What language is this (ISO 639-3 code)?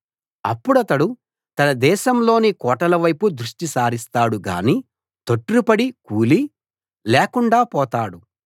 tel